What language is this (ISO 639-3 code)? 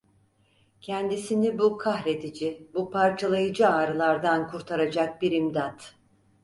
tur